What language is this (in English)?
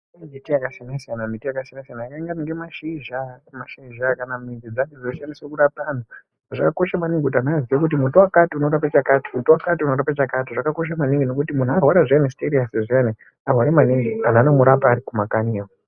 Ndau